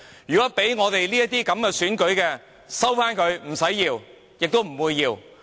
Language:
Cantonese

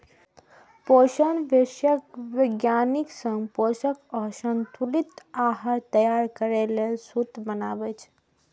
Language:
Maithili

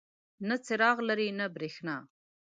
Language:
Pashto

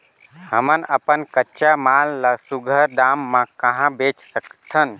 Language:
Chhattisgarhi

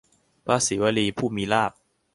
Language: Thai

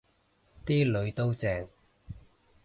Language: Cantonese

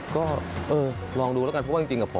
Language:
Thai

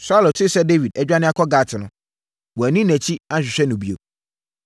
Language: Akan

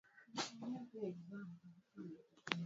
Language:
Swahili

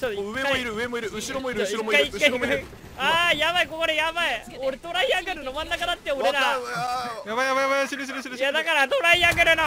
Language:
Japanese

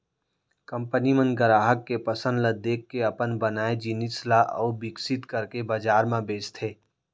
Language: Chhattisgarhi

